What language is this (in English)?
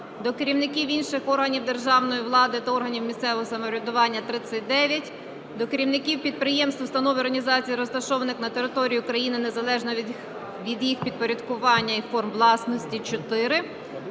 Ukrainian